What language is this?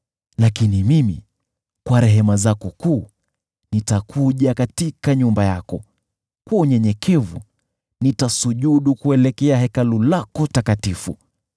Swahili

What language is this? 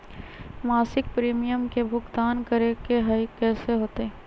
Magahi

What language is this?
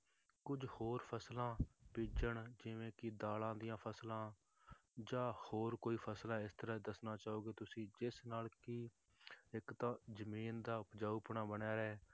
Punjabi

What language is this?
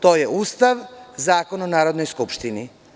Serbian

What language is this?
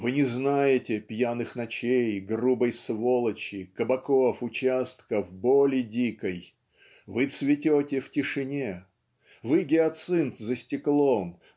Russian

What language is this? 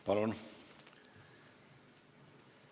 Estonian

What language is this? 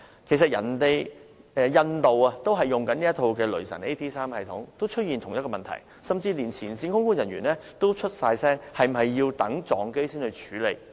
Cantonese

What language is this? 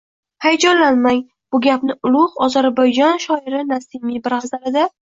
Uzbek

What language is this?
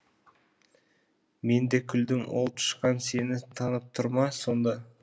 Kazakh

